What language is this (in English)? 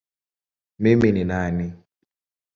Swahili